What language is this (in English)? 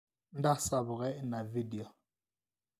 Masai